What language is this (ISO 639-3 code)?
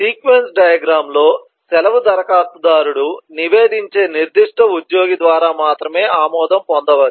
tel